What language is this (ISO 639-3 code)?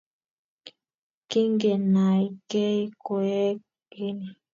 kln